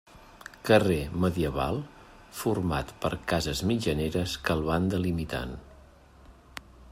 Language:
Catalan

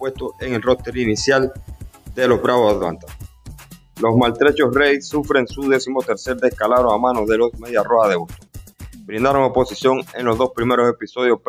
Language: Spanish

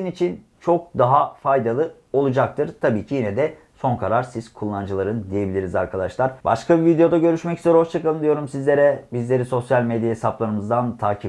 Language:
Turkish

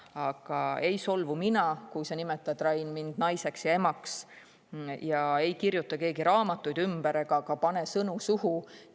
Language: Estonian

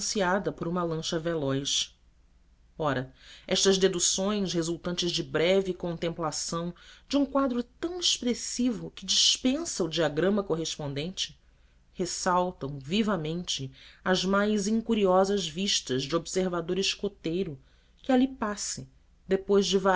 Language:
Portuguese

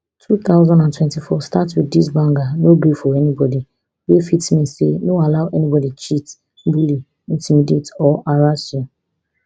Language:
Nigerian Pidgin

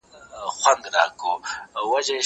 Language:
Pashto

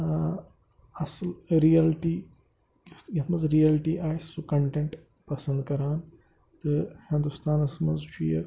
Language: Kashmiri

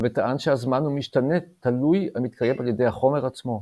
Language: Hebrew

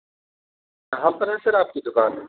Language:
Urdu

